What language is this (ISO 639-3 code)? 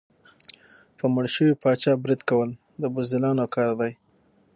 pus